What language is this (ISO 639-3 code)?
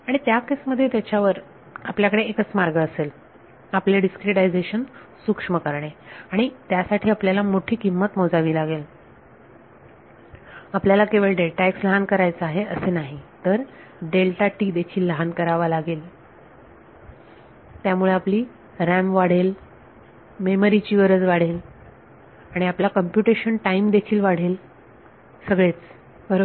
mar